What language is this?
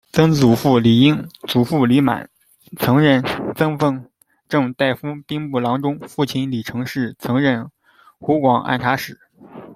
Chinese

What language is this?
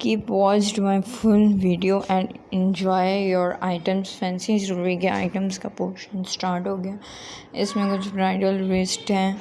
Urdu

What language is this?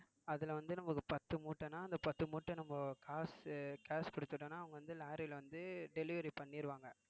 Tamil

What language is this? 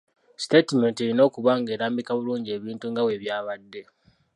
Ganda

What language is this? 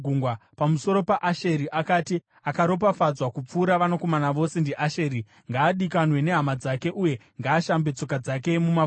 Shona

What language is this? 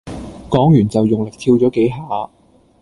Cantonese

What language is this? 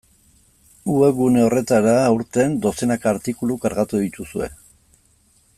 Basque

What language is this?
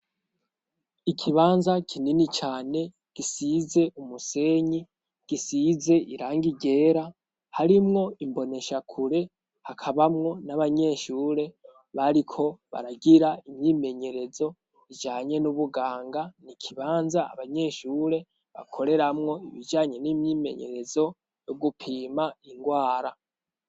Rundi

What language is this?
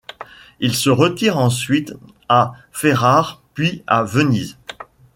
French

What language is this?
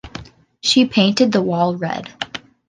English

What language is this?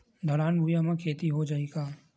Chhattisgarhi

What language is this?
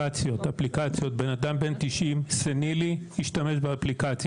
Hebrew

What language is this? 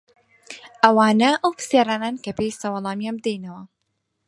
Central Kurdish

